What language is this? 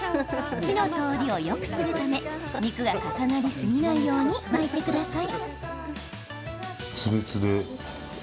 Japanese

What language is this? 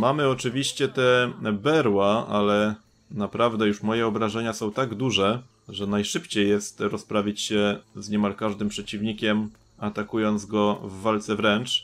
Polish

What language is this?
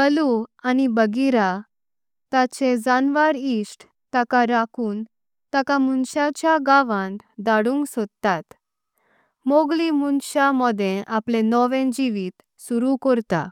Konkani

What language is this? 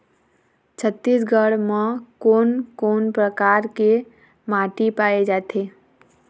Chhattisgarhi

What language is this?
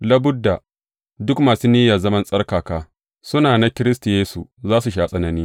Hausa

